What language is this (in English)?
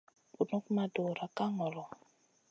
Masana